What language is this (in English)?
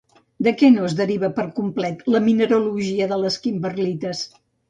Catalan